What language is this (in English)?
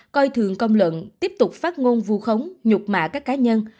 Vietnamese